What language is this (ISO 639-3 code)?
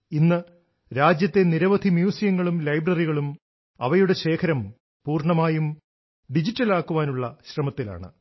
mal